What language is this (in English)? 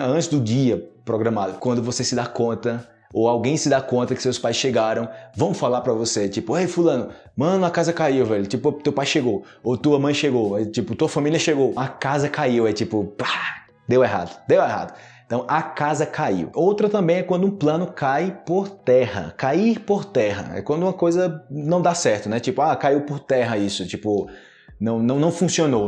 Portuguese